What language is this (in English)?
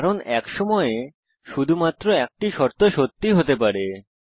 Bangla